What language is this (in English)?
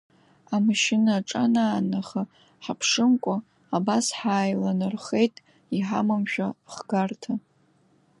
Abkhazian